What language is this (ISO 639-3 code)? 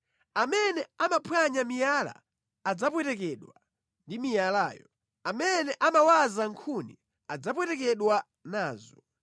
nya